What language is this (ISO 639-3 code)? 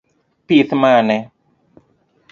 luo